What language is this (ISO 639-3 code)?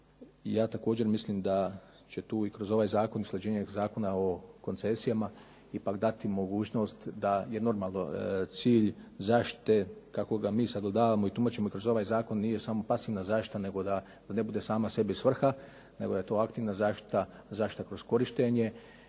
hrv